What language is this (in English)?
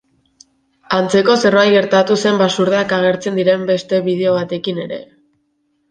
Basque